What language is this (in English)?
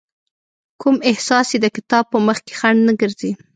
Pashto